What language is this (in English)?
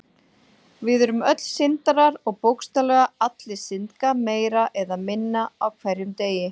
Icelandic